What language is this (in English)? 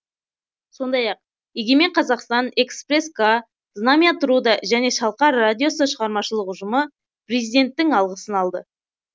Kazakh